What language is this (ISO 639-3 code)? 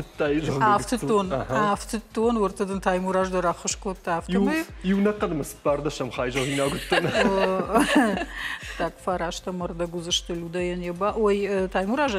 rus